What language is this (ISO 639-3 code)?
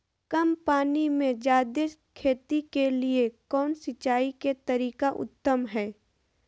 mag